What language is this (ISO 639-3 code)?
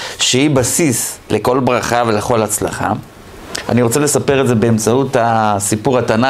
heb